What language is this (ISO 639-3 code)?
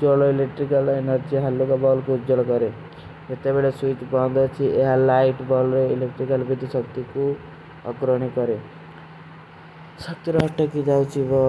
uki